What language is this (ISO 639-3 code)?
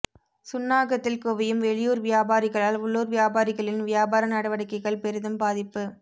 tam